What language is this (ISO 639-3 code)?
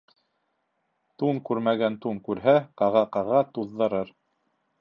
bak